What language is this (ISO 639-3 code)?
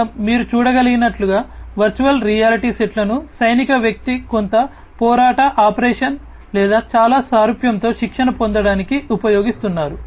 tel